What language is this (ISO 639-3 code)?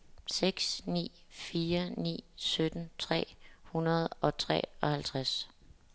dan